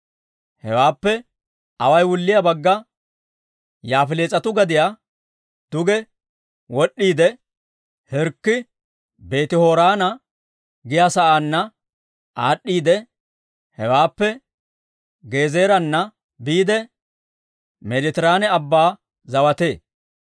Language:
Dawro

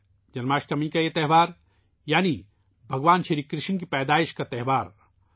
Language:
Urdu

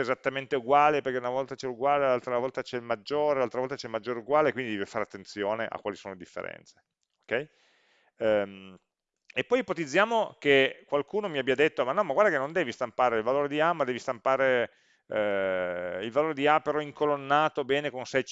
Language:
Italian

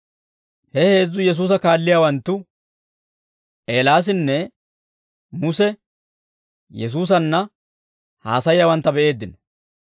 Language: Dawro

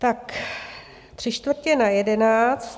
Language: Czech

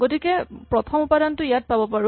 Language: Assamese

